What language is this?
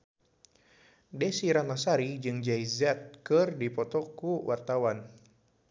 Sundanese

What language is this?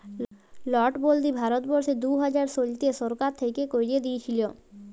Bangla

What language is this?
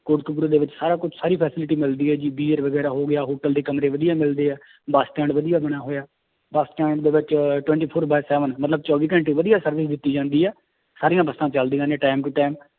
Punjabi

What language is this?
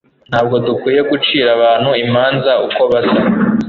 Kinyarwanda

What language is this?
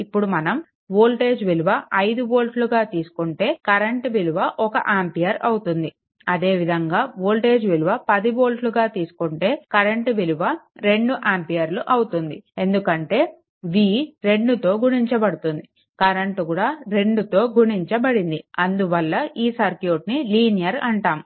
Telugu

